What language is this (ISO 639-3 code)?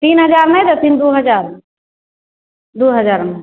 mai